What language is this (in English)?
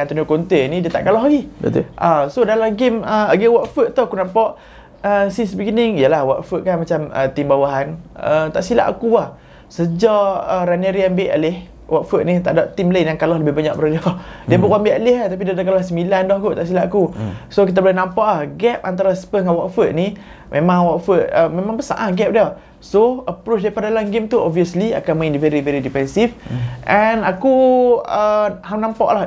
Malay